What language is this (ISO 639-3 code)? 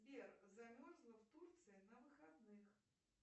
rus